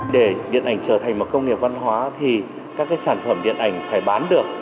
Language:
Vietnamese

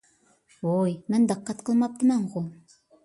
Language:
Uyghur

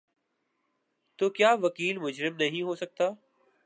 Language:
Urdu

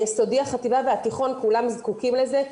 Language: Hebrew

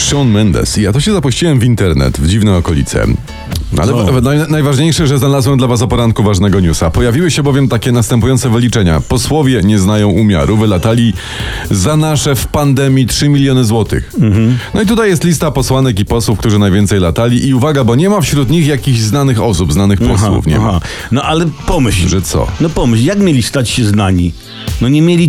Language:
Polish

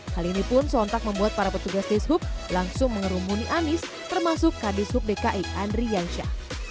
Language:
Indonesian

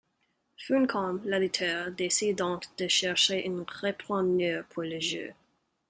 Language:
French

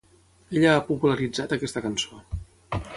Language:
Catalan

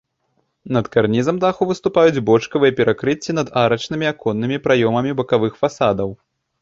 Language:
Belarusian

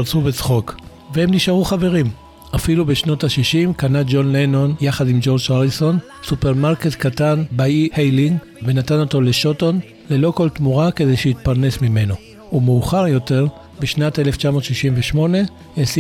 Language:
Hebrew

